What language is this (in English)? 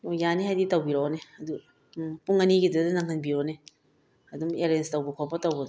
Manipuri